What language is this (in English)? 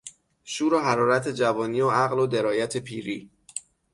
Persian